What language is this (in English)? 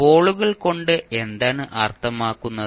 Malayalam